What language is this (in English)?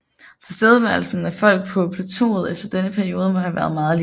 Danish